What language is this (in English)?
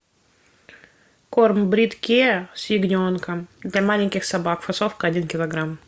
Russian